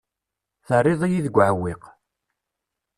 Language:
Kabyle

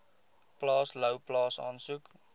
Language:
Afrikaans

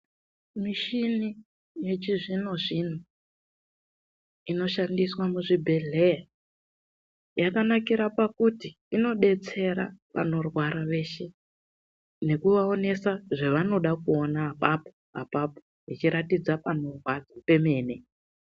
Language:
Ndau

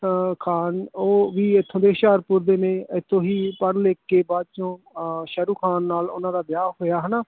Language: Punjabi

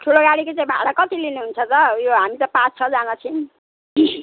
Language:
Nepali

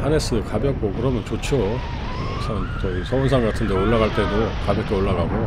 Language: Korean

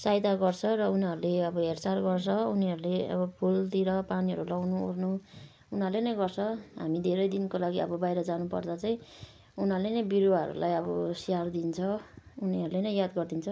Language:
Nepali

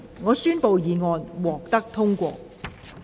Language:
Cantonese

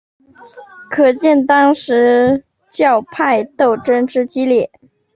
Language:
Chinese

